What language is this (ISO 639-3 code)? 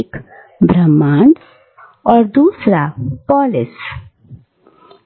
hin